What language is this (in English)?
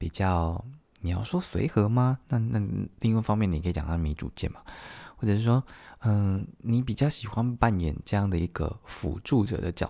Chinese